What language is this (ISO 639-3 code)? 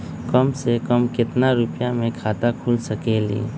mag